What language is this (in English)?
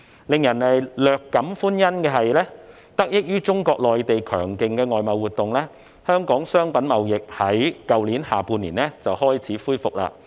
Cantonese